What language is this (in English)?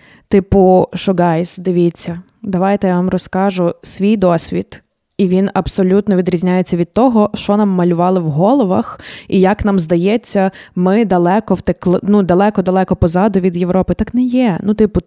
Ukrainian